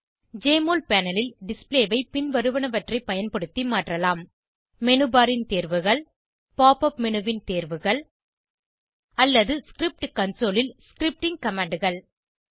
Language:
Tamil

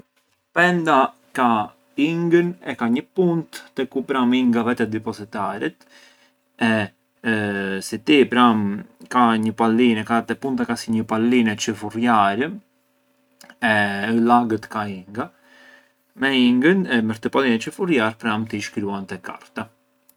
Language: Arbëreshë Albanian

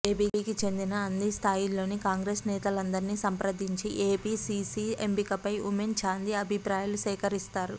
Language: Telugu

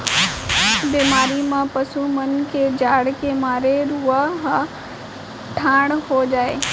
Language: Chhattisgarhi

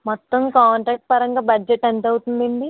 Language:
Telugu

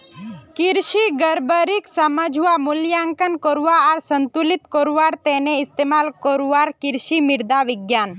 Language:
Magahi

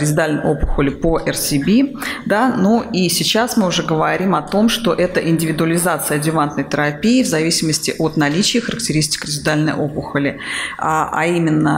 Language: Russian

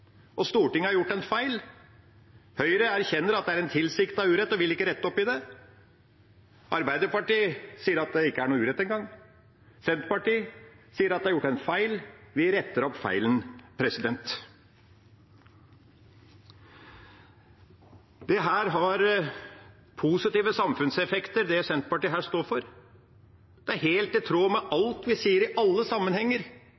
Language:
Norwegian Bokmål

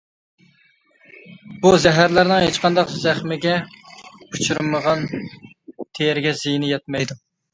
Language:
Uyghur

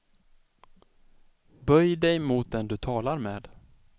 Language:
Swedish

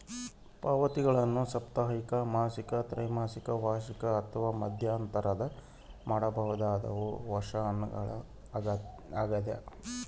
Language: Kannada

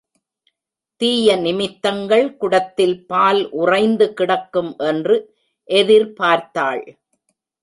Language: Tamil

